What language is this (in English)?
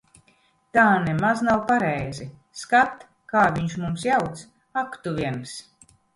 Latvian